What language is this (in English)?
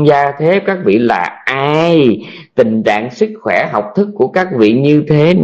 Vietnamese